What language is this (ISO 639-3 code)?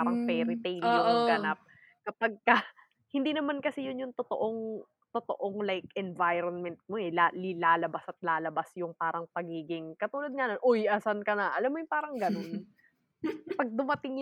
fil